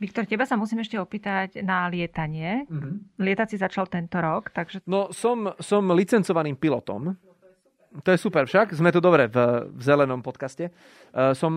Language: Slovak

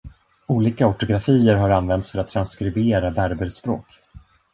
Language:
Swedish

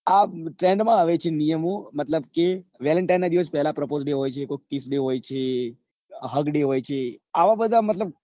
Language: Gujarati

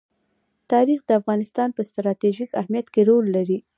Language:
Pashto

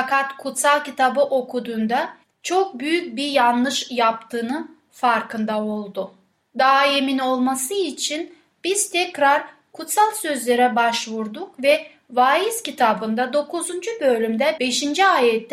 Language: Turkish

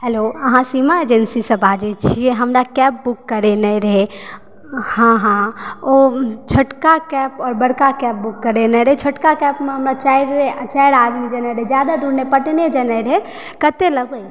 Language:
Maithili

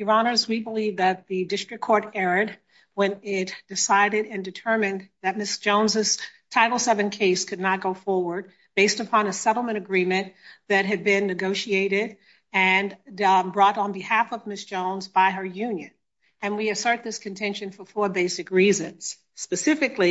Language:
English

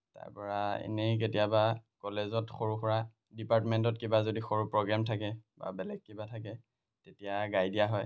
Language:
Assamese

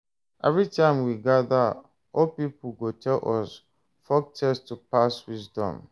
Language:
Nigerian Pidgin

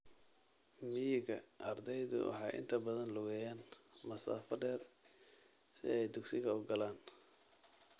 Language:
Somali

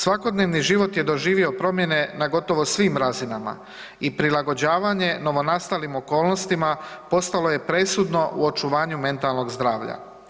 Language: Croatian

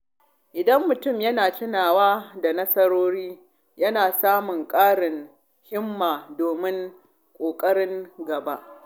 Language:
Hausa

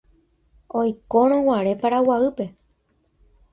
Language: Guarani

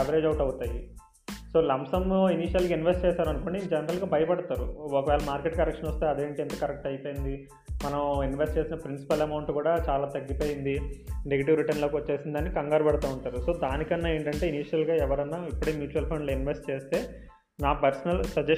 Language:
Telugu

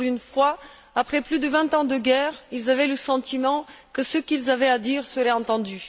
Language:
French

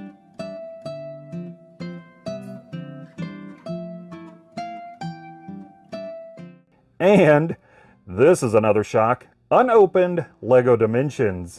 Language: English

